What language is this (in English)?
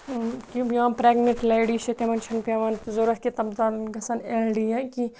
Kashmiri